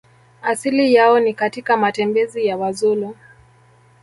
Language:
Swahili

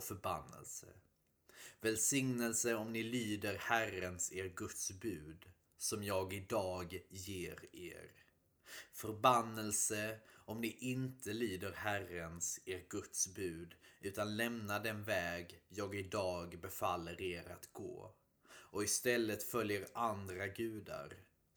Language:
Swedish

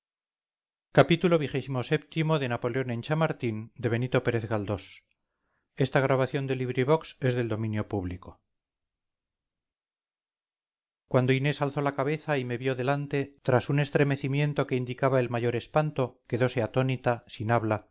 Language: Spanish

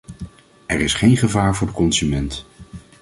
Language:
Dutch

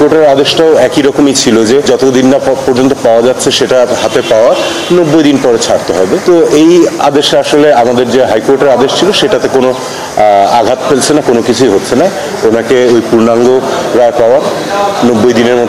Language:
Hindi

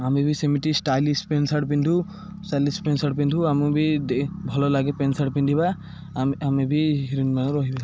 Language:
Odia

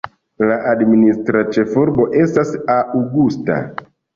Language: Esperanto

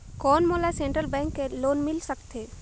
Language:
Chhattisgarhi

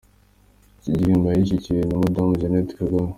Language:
Kinyarwanda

